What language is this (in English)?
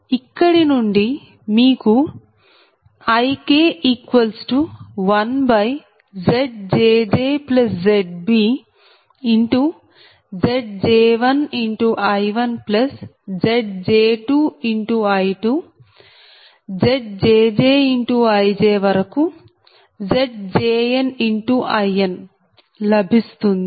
Telugu